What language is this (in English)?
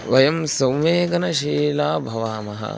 Sanskrit